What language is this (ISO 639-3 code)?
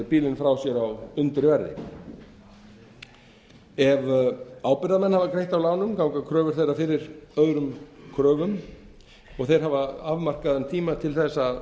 isl